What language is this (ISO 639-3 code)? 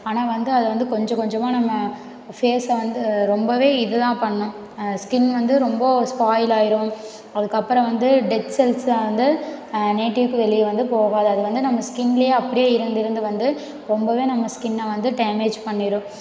tam